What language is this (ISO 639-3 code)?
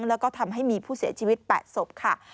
tha